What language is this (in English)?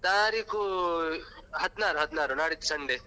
Kannada